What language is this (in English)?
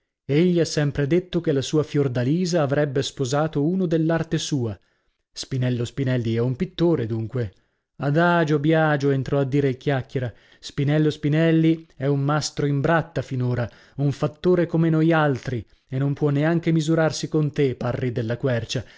Italian